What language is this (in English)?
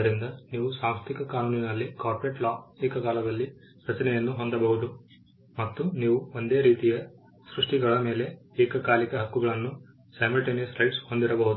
Kannada